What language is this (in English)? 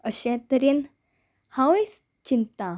Konkani